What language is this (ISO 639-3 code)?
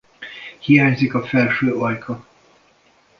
hun